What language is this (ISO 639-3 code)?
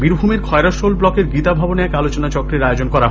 ben